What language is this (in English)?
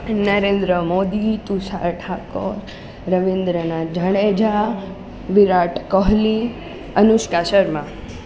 Gujarati